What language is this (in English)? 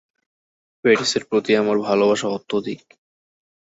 Bangla